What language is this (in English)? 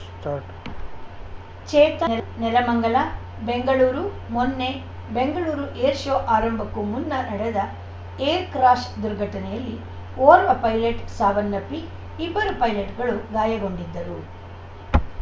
Kannada